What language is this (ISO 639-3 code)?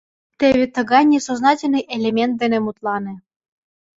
chm